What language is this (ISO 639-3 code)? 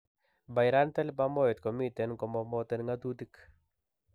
kln